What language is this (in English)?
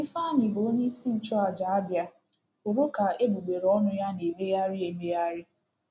Igbo